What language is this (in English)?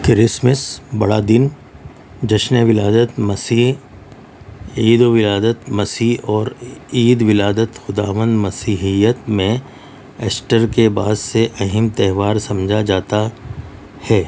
Urdu